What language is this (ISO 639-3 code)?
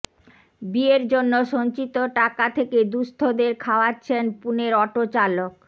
ben